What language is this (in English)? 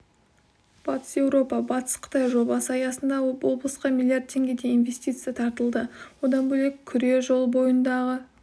Kazakh